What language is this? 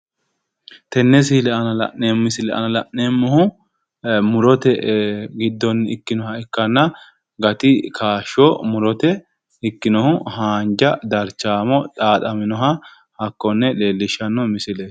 Sidamo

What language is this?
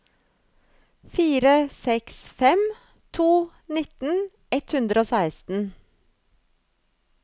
Norwegian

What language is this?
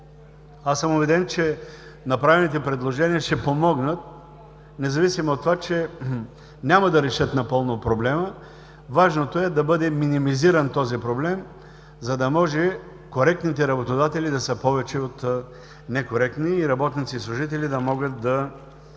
Bulgarian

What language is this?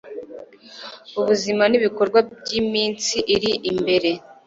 Kinyarwanda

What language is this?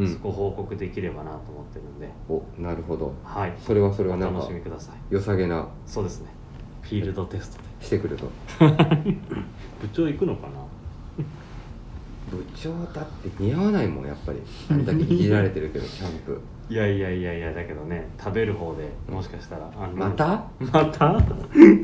Japanese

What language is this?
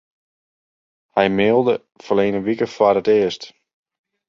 Western Frisian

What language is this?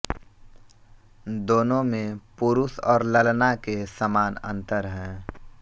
Hindi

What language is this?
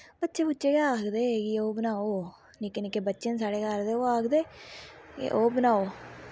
Dogri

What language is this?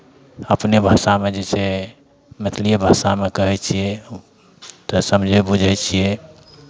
Maithili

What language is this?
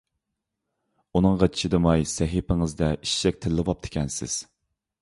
Uyghur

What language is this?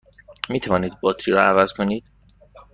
Persian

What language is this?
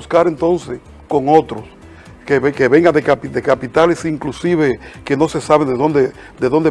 Spanish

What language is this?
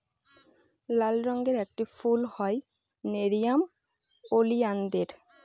Bangla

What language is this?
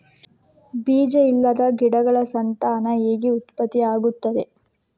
Kannada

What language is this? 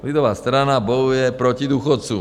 Czech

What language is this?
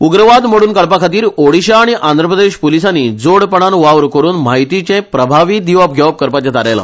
Konkani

